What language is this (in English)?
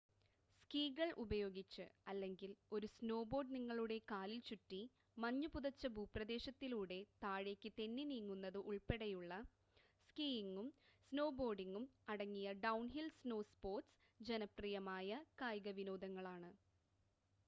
Malayalam